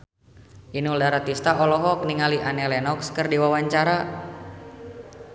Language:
Sundanese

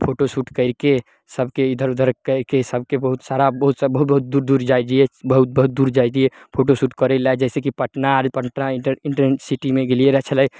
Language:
Maithili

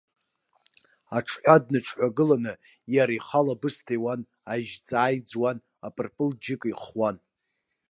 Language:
Abkhazian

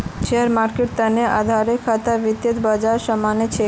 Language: Magahi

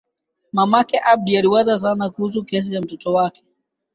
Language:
Swahili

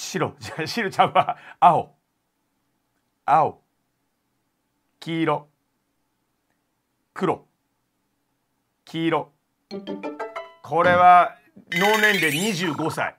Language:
Japanese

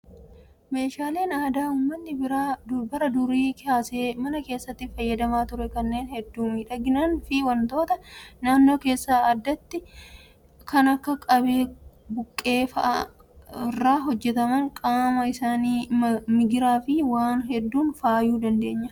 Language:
Oromo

